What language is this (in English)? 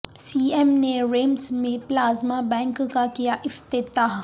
Urdu